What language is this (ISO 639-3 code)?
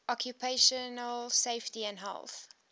eng